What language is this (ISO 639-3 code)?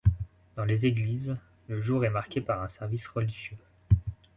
fra